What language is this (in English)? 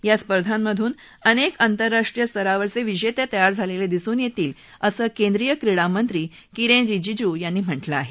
Marathi